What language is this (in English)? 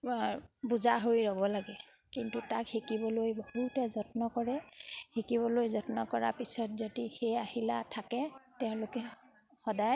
Assamese